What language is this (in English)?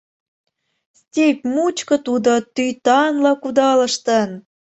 Mari